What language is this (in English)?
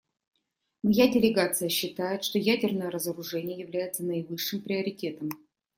Russian